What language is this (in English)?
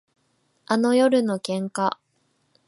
Japanese